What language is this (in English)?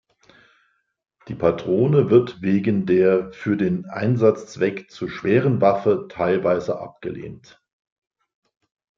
German